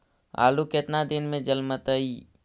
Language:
Magahi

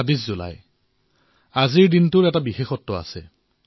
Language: Assamese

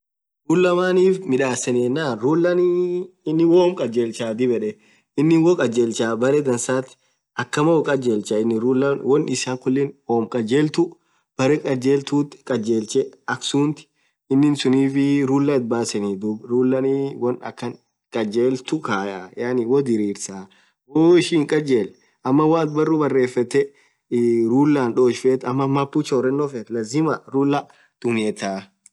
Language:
Orma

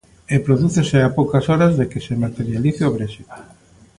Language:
Galician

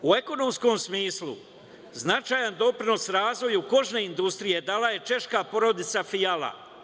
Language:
Serbian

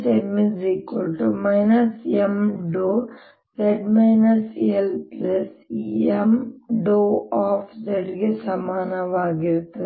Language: Kannada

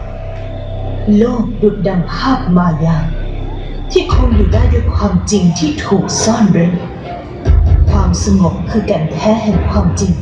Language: Thai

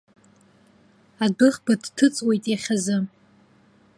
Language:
Abkhazian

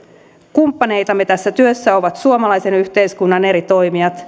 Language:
Finnish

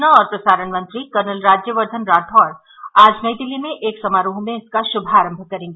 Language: Hindi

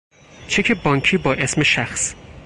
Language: Persian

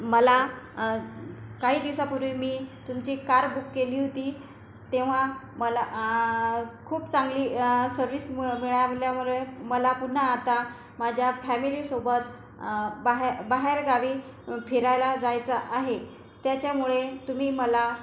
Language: Marathi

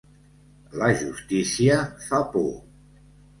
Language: Catalan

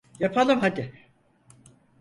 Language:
Turkish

